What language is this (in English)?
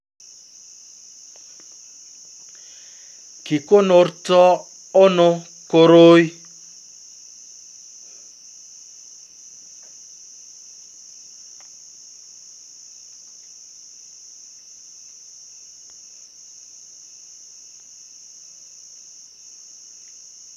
Kalenjin